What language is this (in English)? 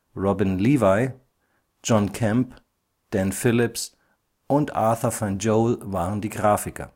German